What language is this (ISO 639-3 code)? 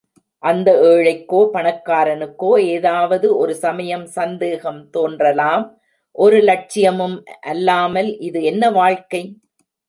tam